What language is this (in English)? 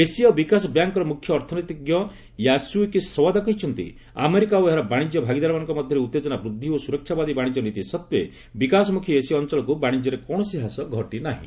Odia